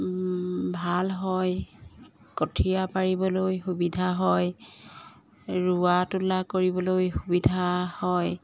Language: Assamese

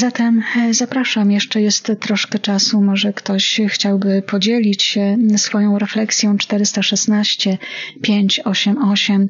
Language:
Polish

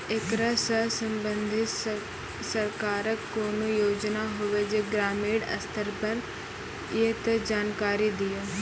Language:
Maithili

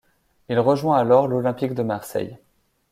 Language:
French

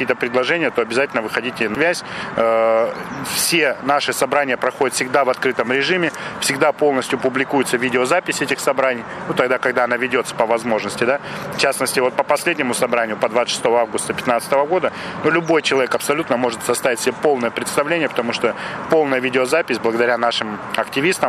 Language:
Russian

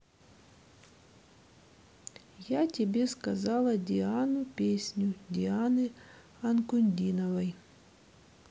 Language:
Russian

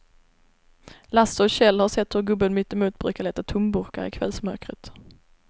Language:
Swedish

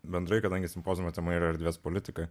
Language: Lithuanian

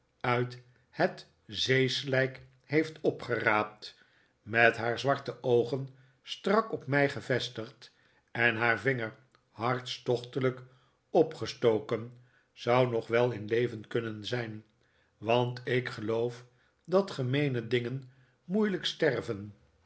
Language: Dutch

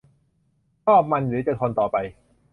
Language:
Thai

